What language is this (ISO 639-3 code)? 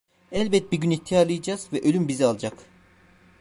tur